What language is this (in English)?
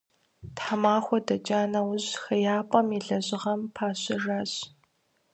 Kabardian